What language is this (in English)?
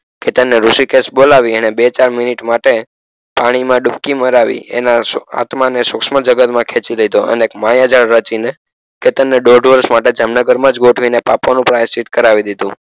Gujarati